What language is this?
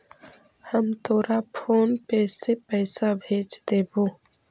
Magahi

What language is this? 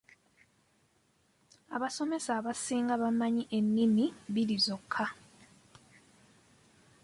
Ganda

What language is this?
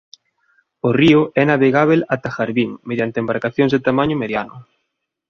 Galician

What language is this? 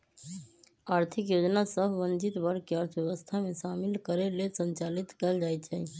Magahi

